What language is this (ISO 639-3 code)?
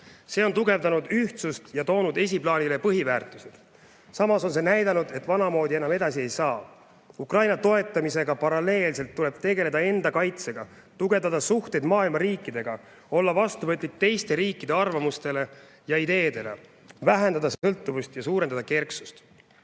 est